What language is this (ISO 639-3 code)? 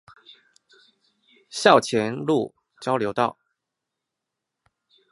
zho